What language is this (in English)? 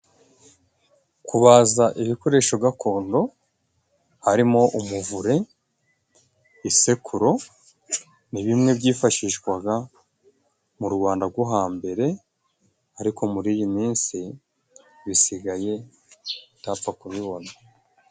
Kinyarwanda